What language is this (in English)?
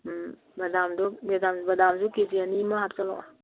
Manipuri